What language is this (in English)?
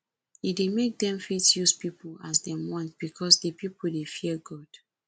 Nigerian Pidgin